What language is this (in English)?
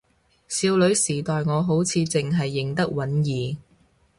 Cantonese